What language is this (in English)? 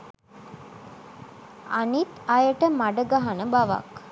Sinhala